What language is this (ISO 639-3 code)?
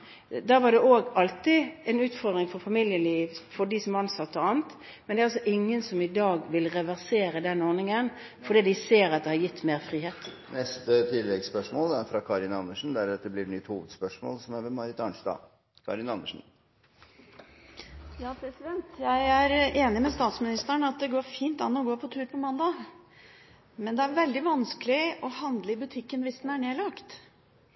nor